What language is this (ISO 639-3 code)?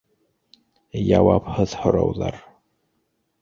bak